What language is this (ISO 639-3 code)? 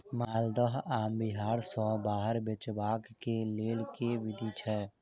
mai